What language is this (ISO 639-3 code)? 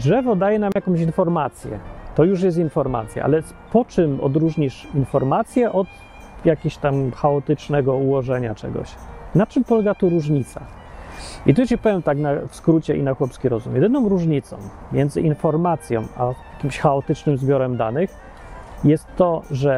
pol